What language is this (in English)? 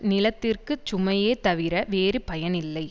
Tamil